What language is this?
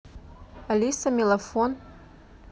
Russian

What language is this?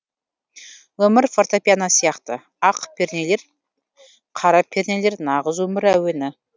Kazakh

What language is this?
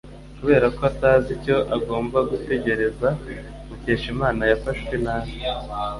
Kinyarwanda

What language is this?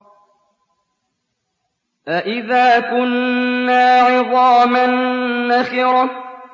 Arabic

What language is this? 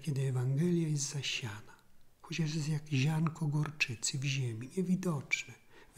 Polish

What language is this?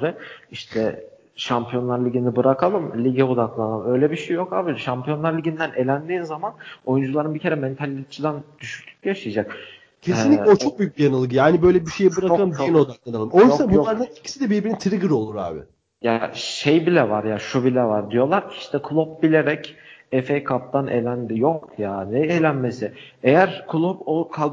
Turkish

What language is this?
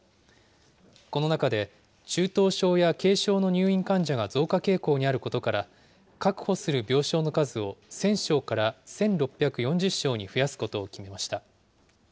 Japanese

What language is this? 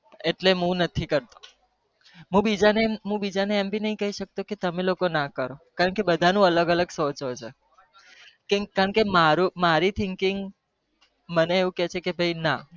Gujarati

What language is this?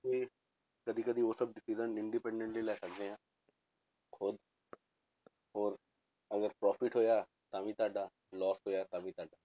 Punjabi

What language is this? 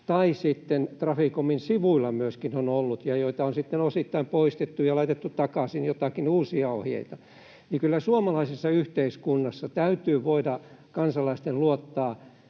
Finnish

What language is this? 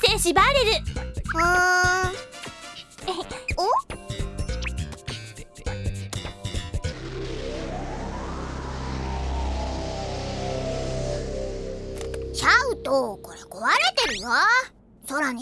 Japanese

